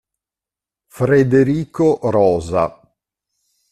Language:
Italian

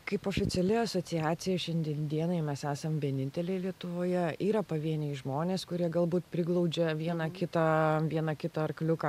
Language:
Lithuanian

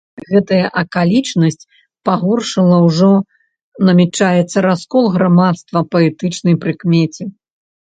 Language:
Belarusian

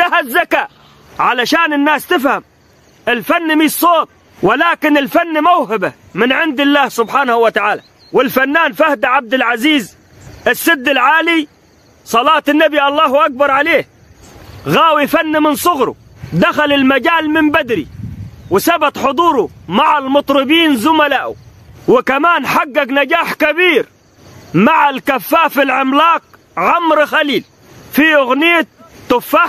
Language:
Arabic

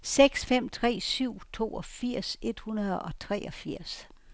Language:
Danish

